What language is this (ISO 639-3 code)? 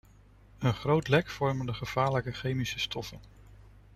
nld